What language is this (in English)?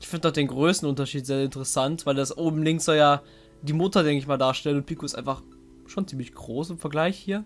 German